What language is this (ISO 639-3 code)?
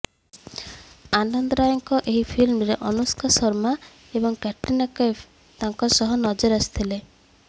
ori